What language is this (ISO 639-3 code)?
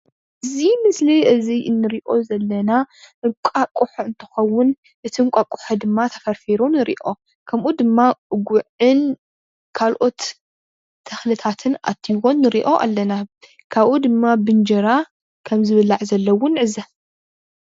tir